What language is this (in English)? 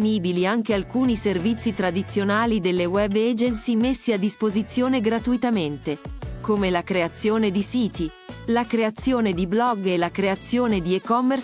Italian